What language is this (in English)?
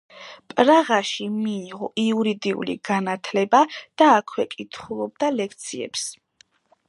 Georgian